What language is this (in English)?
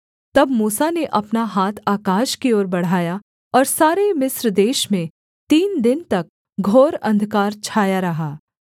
Hindi